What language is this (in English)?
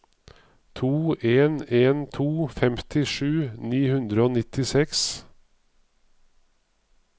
Norwegian